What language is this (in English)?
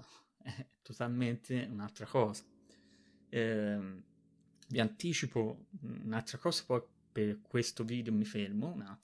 Italian